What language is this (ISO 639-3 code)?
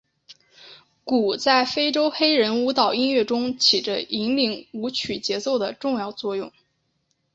zho